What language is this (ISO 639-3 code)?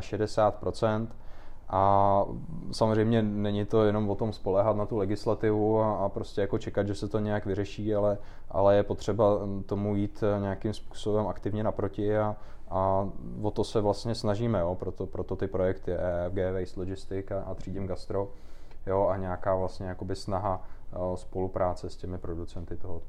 ces